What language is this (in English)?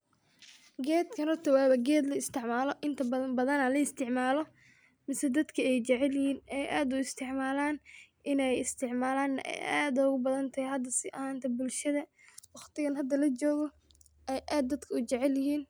Somali